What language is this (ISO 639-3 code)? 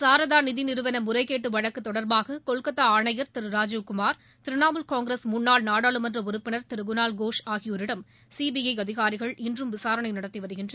tam